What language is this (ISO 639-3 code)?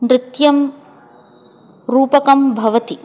san